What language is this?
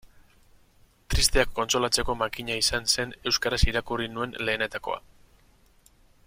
Basque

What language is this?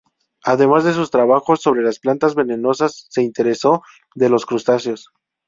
Spanish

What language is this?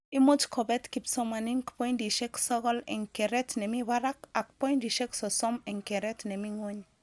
Kalenjin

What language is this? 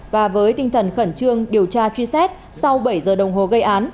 Vietnamese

